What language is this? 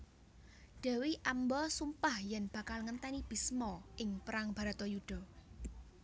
Javanese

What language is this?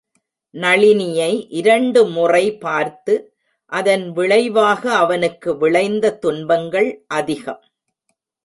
Tamil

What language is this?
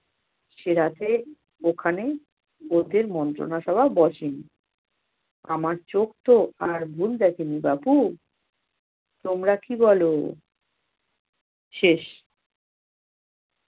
Bangla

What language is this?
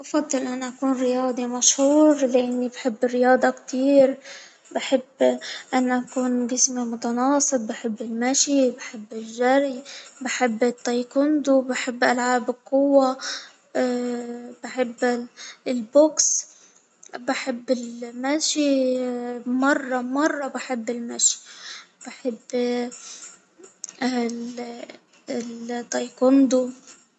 Hijazi Arabic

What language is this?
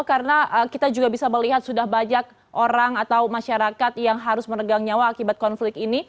Indonesian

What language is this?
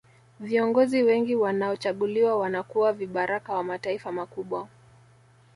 Swahili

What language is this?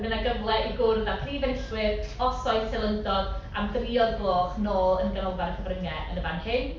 Welsh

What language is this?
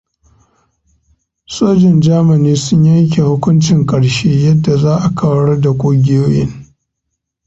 Hausa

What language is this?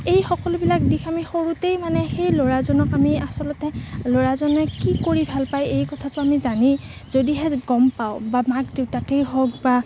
Assamese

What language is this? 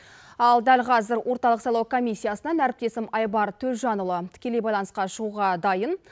Kazakh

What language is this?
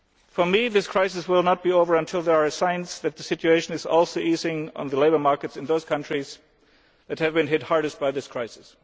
English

